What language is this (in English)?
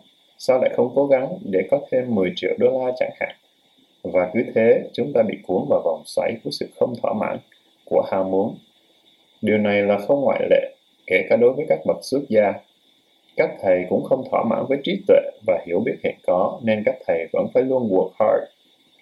Vietnamese